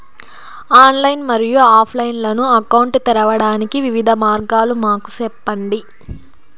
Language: Telugu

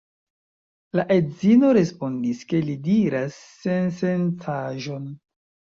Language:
Esperanto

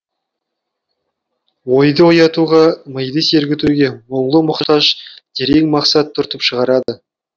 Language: Kazakh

